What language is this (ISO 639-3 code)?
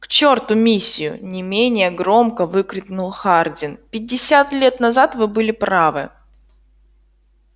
rus